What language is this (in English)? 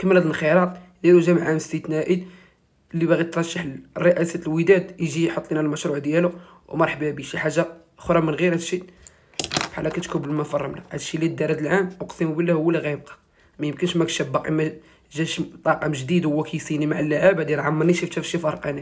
Arabic